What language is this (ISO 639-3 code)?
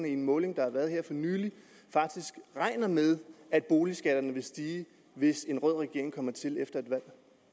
dan